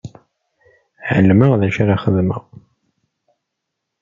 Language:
Kabyle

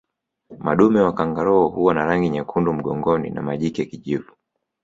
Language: Swahili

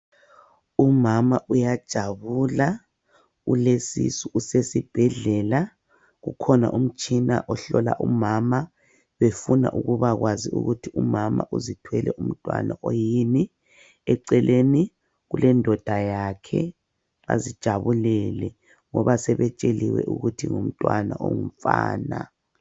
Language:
North Ndebele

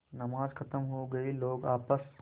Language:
Hindi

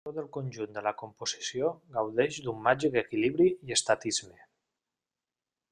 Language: Catalan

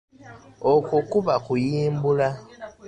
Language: Ganda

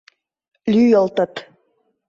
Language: Mari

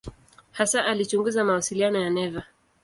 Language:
Swahili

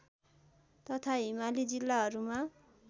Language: Nepali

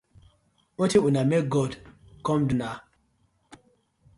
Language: Nigerian Pidgin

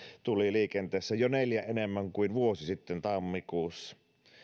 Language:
Finnish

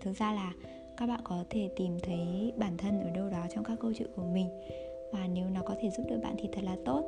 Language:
Vietnamese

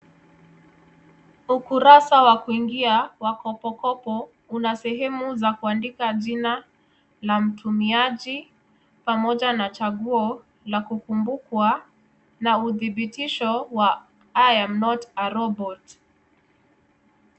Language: Swahili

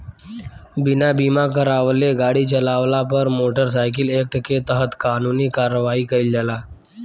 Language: Bhojpuri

